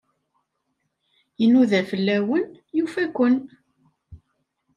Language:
Kabyle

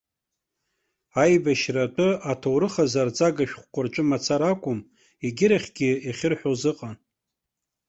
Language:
Abkhazian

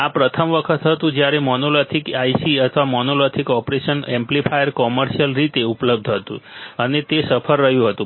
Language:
Gujarati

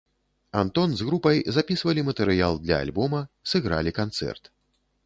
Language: Belarusian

